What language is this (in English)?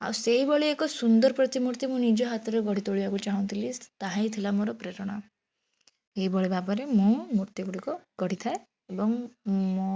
Odia